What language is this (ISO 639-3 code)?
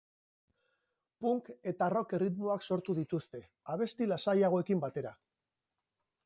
eus